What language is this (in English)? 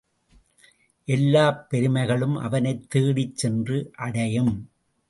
Tamil